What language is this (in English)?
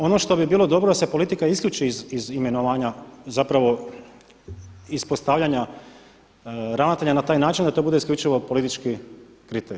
Croatian